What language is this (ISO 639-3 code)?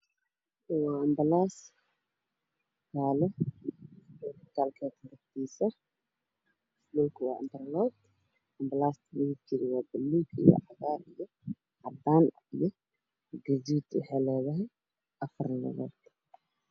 som